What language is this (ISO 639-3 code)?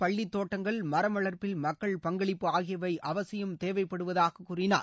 tam